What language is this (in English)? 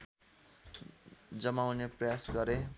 Nepali